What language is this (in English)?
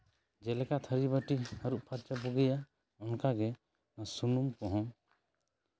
Santali